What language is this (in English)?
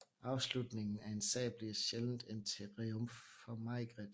Danish